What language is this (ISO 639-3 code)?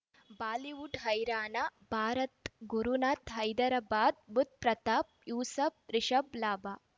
kan